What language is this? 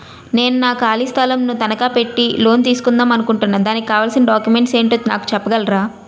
Telugu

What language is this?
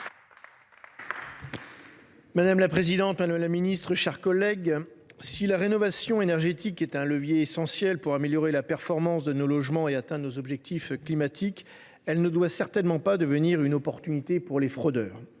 French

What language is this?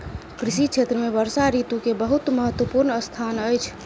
Maithili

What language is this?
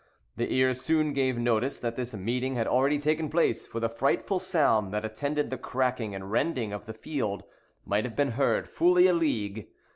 English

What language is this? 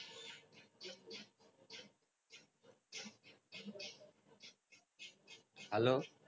Gujarati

